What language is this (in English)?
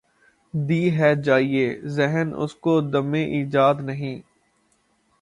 Urdu